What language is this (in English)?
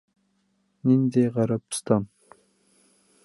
Bashkir